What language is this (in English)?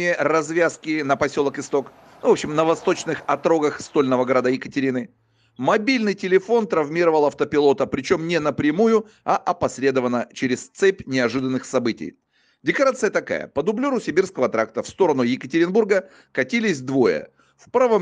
Russian